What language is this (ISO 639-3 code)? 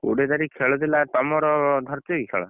ori